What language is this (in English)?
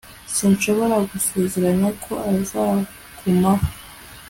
Kinyarwanda